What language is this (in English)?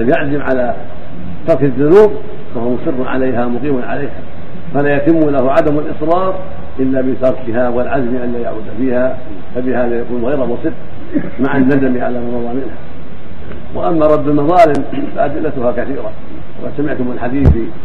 Arabic